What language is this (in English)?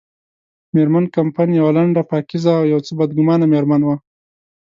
Pashto